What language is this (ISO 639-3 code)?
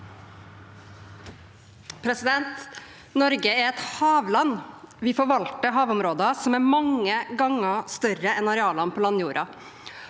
nor